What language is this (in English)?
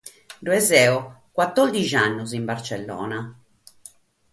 Sardinian